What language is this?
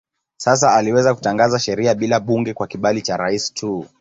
Swahili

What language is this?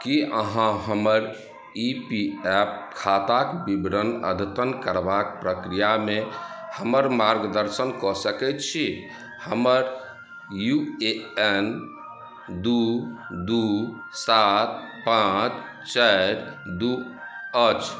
Maithili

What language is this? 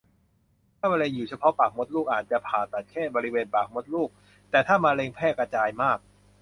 Thai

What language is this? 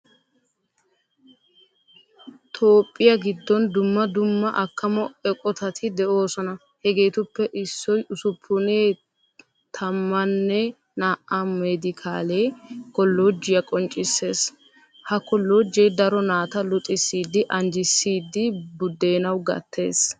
Wolaytta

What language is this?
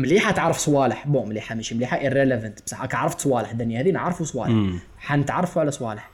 Arabic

